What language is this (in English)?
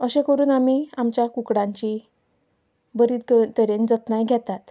Konkani